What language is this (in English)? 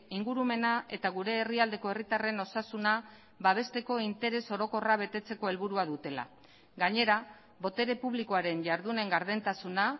Basque